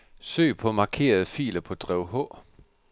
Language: Danish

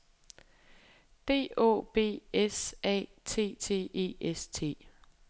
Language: Danish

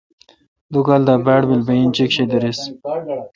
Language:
Kalkoti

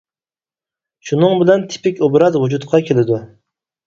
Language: Uyghur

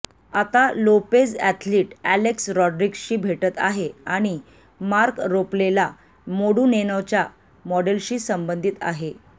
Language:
Marathi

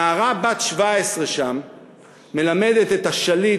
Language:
Hebrew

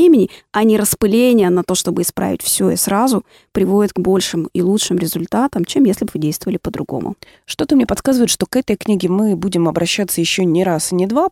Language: Russian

